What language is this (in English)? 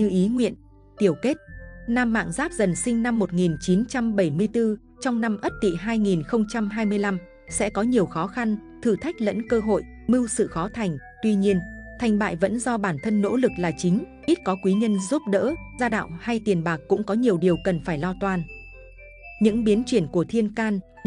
Vietnamese